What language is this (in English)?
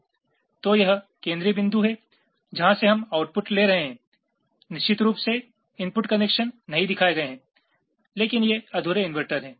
Hindi